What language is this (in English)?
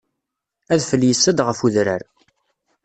Kabyle